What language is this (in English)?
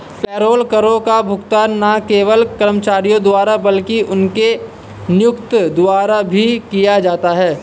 Hindi